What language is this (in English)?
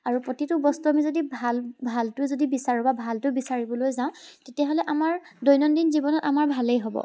Assamese